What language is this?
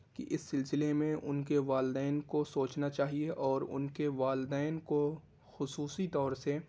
Urdu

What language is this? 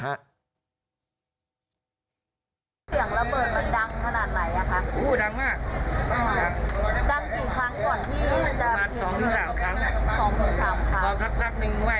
Thai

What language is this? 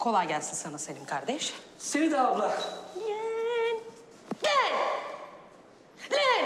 Turkish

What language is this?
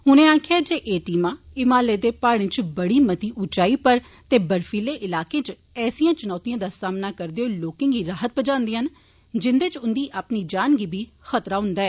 Dogri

